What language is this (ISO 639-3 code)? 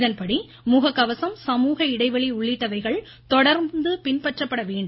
tam